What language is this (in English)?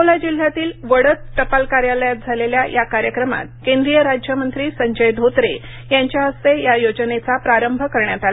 Marathi